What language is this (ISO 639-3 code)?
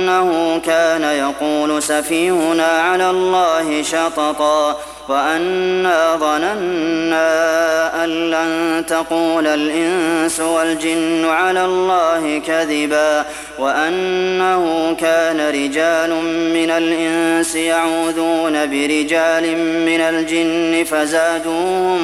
ara